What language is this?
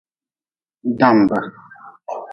Nawdm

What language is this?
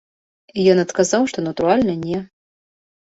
Belarusian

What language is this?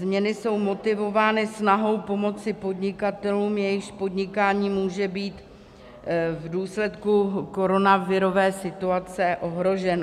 Czech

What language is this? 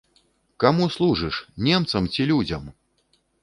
Belarusian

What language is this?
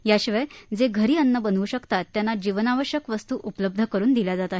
Marathi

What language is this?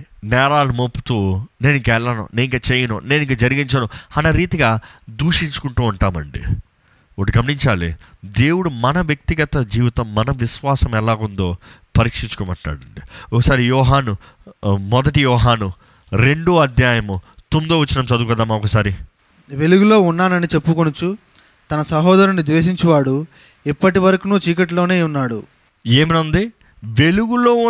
Telugu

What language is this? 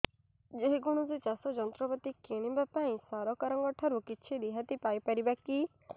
Odia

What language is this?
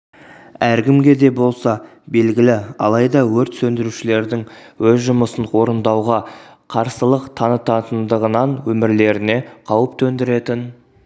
Kazakh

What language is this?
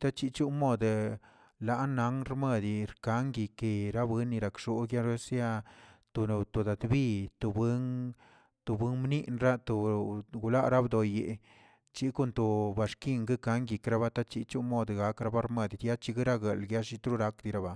Tilquiapan Zapotec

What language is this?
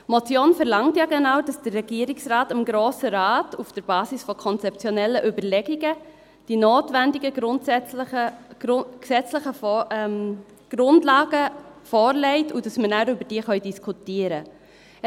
Swiss German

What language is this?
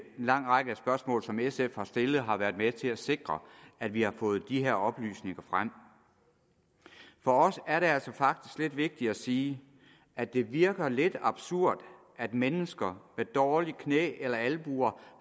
Danish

